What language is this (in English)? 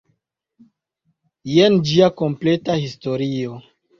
Esperanto